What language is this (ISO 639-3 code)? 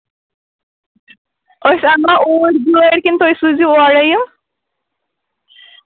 kas